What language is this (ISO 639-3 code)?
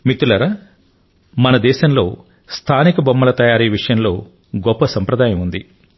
tel